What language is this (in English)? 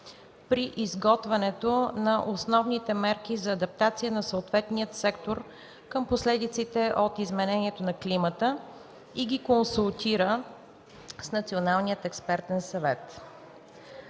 Bulgarian